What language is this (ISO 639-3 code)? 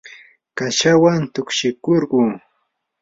qur